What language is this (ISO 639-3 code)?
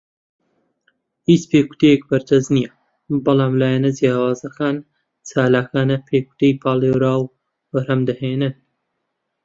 ckb